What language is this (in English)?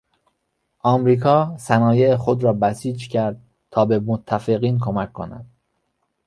Persian